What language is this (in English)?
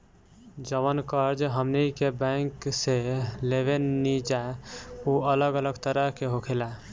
Bhojpuri